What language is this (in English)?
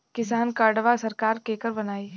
Bhojpuri